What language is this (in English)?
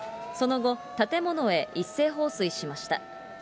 Japanese